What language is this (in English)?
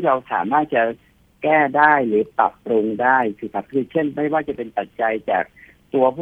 Thai